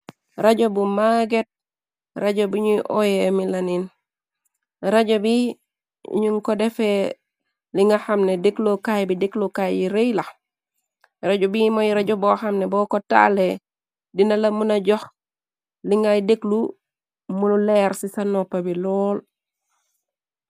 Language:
Wolof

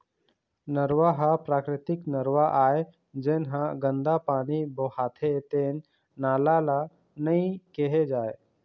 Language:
Chhattisgarhi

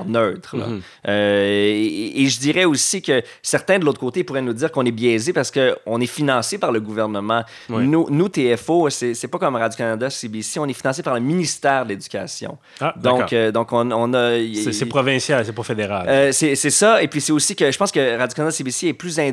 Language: French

